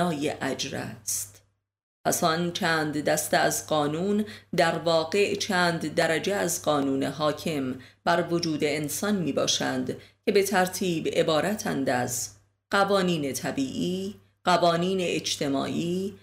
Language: Persian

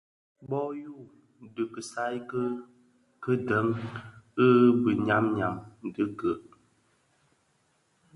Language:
Bafia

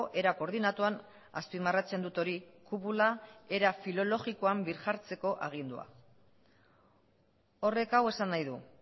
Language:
Basque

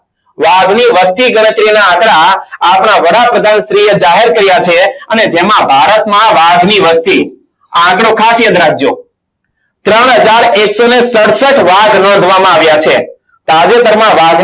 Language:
Gujarati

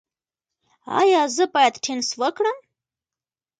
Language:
Pashto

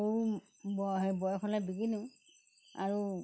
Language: Assamese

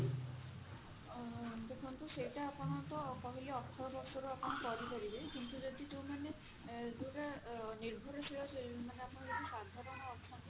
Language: Odia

